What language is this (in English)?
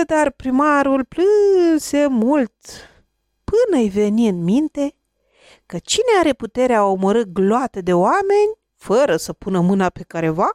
Romanian